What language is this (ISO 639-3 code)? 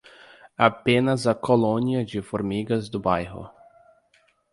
por